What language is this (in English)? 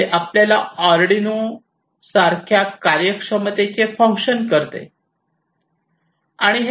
Marathi